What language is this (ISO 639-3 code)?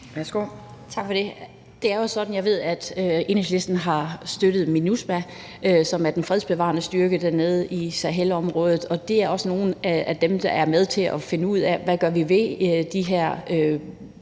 dan